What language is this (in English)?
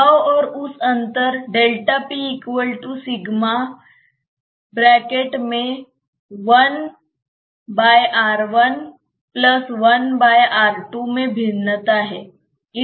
Hindi